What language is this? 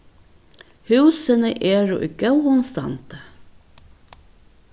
Faroese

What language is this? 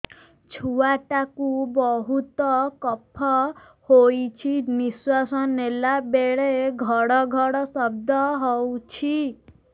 Odia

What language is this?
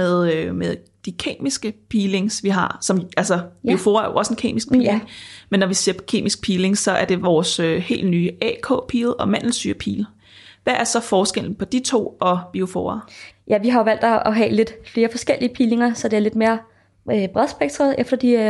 Danish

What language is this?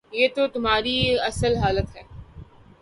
Urdu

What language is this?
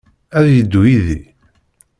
Kabyle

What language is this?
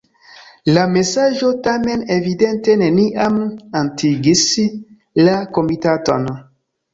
Esperanto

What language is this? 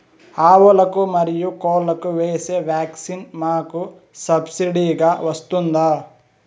Telugu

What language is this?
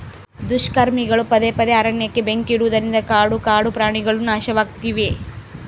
Kannada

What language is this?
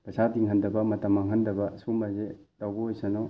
Manipuri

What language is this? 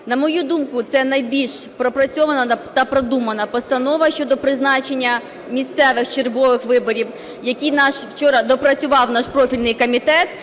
Ukrainian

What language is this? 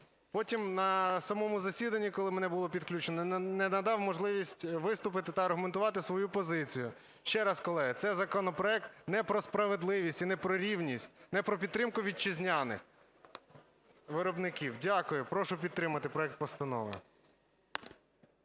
Ukrainian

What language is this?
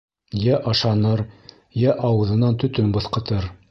Bashkir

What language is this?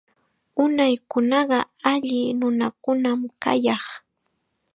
Chiquián Ancash Quechua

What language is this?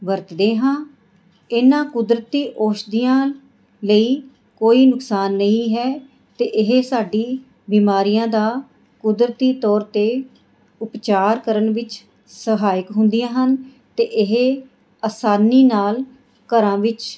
Punjabi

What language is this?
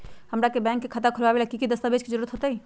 Magahi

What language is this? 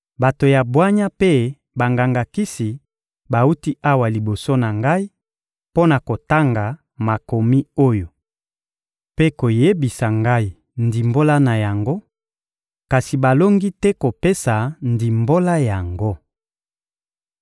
Lingala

